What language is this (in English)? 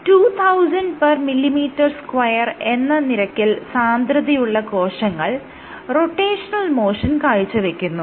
Malayalam